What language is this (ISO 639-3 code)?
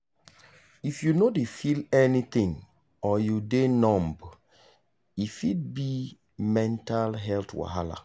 pcm